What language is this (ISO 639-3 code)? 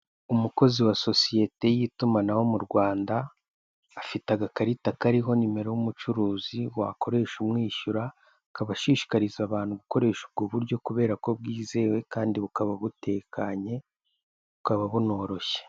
kin